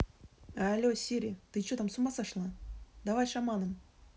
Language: Russian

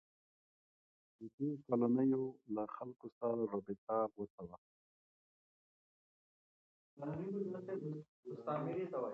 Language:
Pashto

